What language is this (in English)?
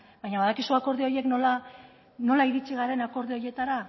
Basque